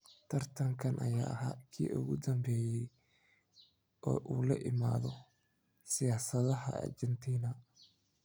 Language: Somali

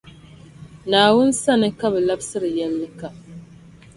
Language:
Dagbani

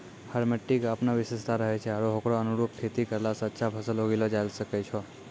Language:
Maithili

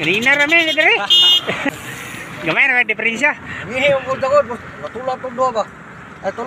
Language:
Filipino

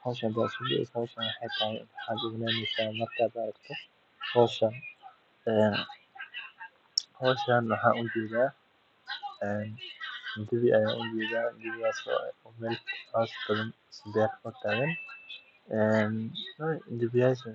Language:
Somali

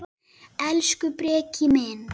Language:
Icelandic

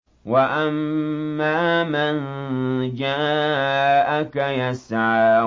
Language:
Arabic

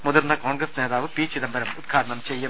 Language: Malayalam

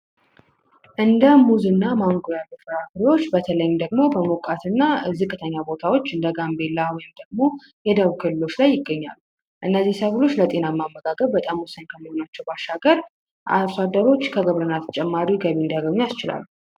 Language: Amharic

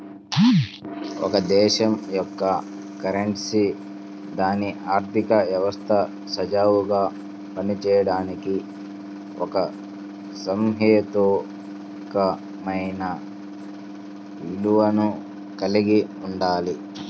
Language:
Telugu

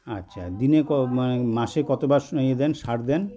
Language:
Bangla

